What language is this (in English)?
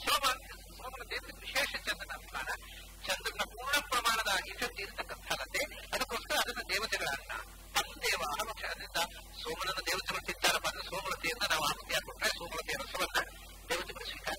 Hindi